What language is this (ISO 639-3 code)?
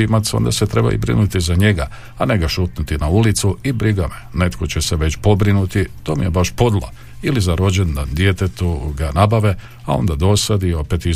hrv